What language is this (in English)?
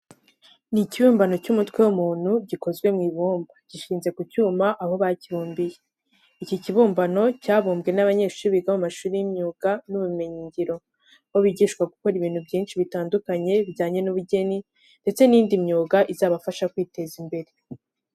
Kinyarwanda